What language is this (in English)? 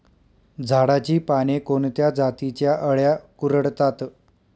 Marathi